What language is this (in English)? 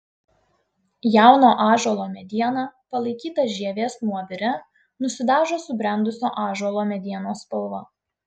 Lithuanian